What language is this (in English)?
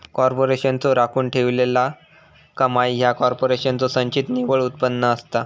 Marathi